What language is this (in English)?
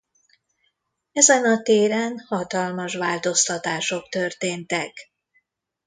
Hungarian